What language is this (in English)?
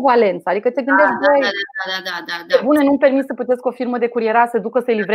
Romanian